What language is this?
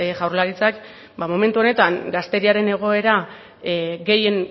Basque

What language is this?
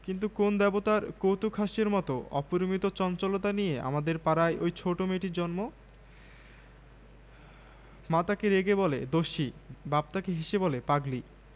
Bangla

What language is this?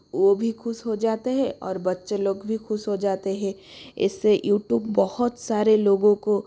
Hindi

